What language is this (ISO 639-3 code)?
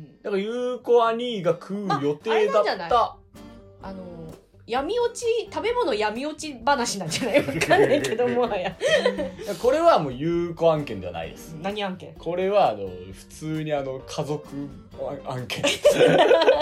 jpn